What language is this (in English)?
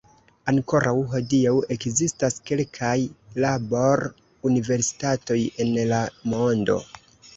Esperanto